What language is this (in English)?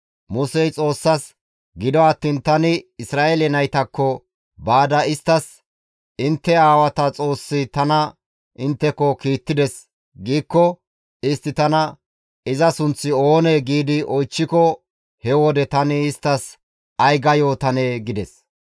Gamo